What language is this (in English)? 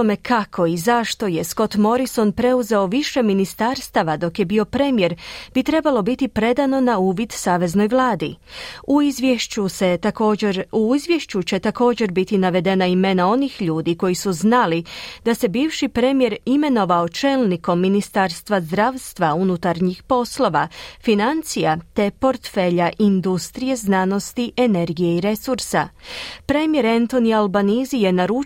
Croatian